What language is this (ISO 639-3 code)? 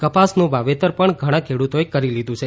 guj